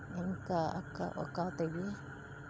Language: Santali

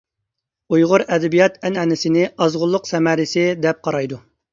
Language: Uyghur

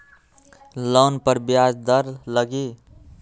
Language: Magahi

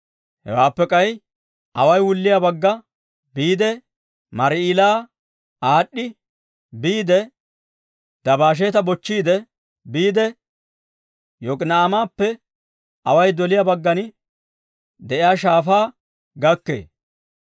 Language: Dawro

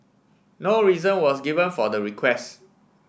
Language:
English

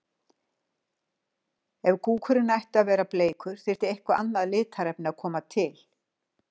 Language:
Icelandic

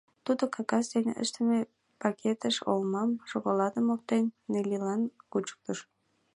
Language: Mari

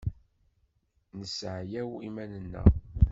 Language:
Kabyle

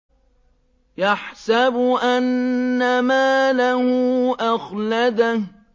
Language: Arabic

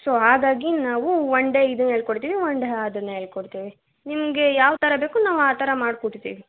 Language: Kannada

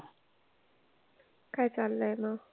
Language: Marathi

